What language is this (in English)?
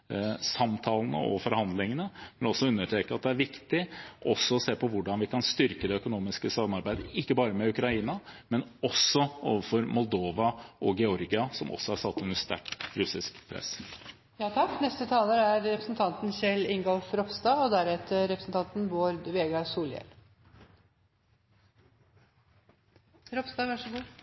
Norwegian Bokmål